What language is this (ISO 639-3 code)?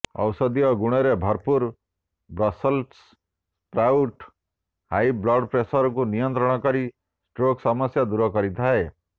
ori